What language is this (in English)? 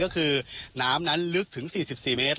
Thai